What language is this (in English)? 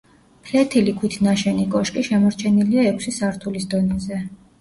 Georgian